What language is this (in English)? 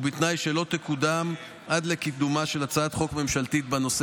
Hebrew